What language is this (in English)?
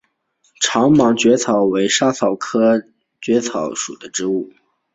Chinese